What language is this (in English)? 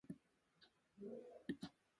Bafut